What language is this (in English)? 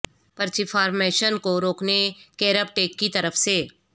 Urdu